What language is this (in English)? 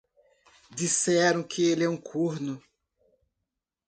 Portuguese